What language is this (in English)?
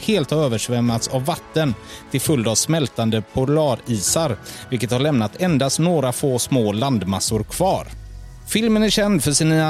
Swedish